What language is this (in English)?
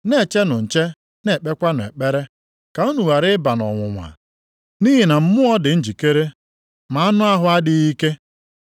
Igbo